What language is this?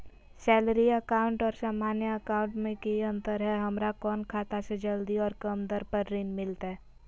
Magahi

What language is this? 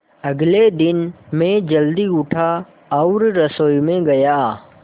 Hindi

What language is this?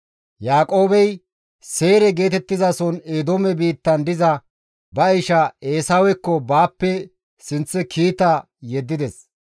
Gamo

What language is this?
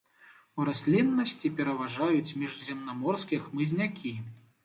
Belarusian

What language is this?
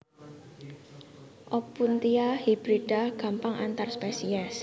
Javanese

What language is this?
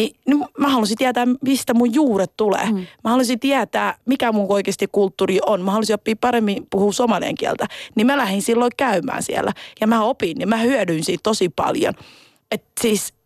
Finnish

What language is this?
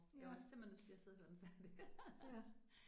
Danish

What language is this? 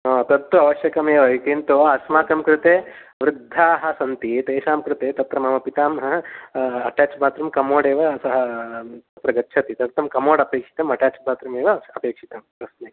Sanskrit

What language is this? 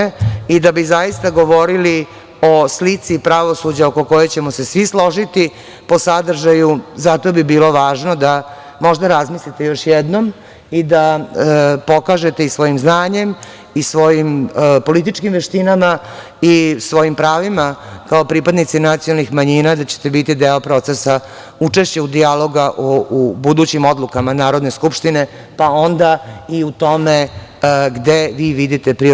Serbian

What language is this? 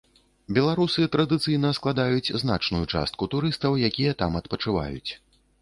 Belarusian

